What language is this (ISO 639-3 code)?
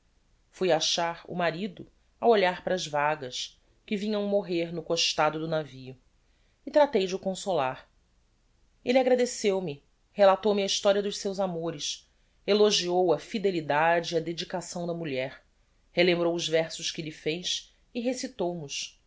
por